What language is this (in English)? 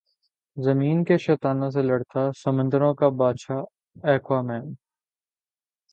Urdu